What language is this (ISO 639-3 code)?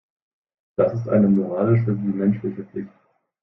deu